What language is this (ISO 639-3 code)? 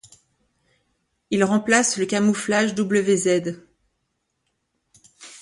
fra